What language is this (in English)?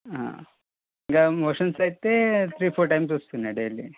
Telugu